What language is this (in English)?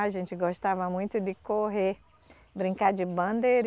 Portuguese